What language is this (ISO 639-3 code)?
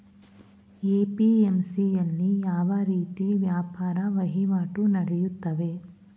kan